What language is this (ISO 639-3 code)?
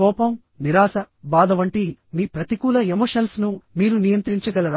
tel